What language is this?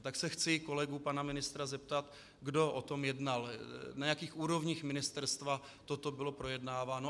Czech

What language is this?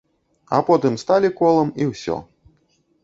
Belarusian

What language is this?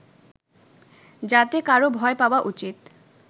Bangla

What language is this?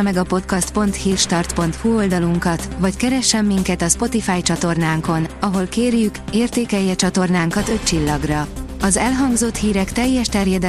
Hungarian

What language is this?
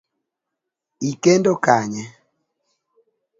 Luo (Kenya and Tanzania)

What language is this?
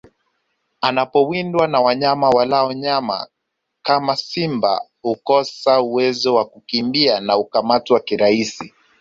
Swahili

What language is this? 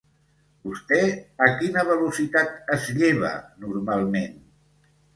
Catalan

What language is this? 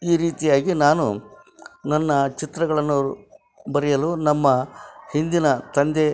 Kannada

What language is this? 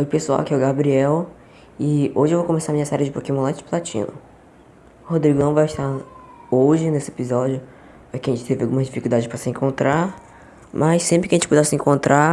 Portuguese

